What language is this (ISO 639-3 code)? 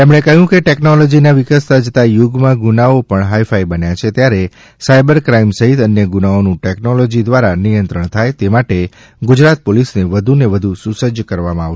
guj